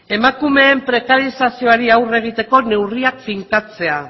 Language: Basque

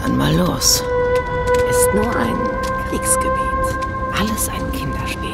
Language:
German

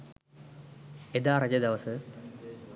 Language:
Sinhala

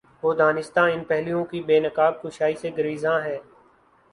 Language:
Urdu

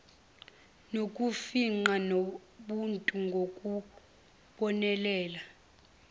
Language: Zulu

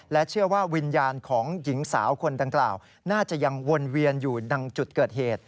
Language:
Thai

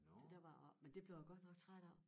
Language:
Danish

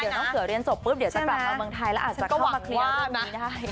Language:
Thai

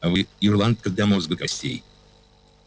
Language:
Russian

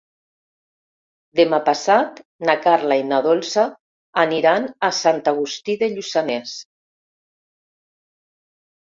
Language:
Catalan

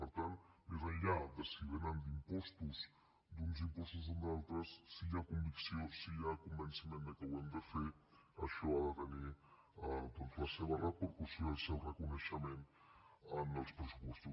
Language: Catalan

